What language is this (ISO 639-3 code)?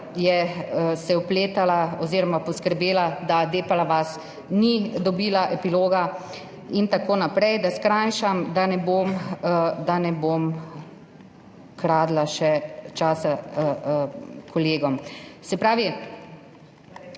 slv